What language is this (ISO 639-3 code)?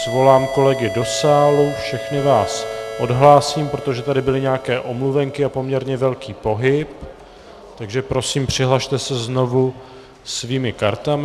ces